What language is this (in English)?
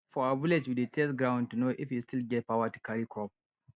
Nigerian Pidgin